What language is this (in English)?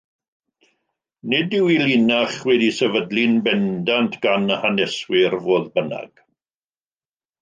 Welsh